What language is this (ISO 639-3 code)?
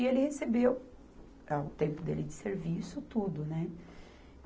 por